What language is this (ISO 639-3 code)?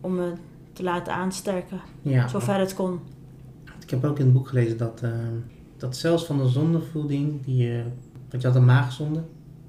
nld